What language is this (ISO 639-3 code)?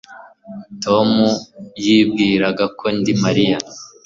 kin